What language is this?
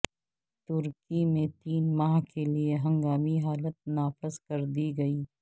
Urdu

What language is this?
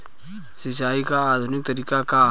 Bhojpuri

